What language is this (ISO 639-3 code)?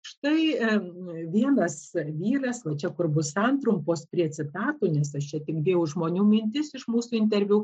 lit